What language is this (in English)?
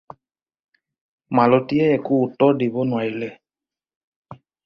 Assamese